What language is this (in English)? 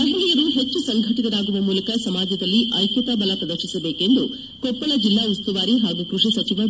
Kannada